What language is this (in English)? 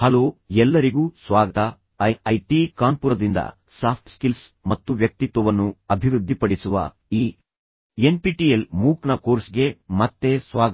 Kannada